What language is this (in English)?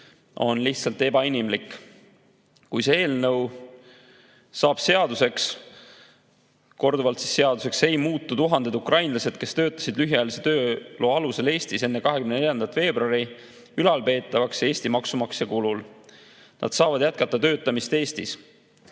Estonian